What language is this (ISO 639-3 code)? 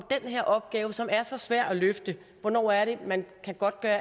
dan